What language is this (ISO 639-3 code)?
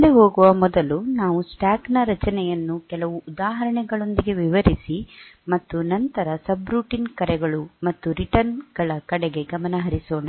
kan